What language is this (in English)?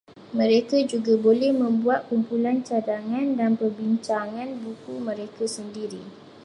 Malay